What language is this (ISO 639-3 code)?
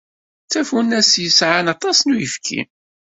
kab